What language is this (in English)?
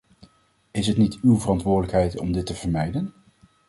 Dutch